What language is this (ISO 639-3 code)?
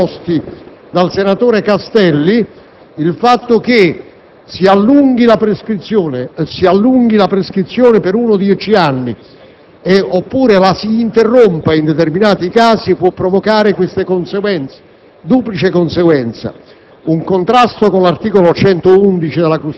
ita